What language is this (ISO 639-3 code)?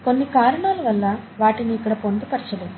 tel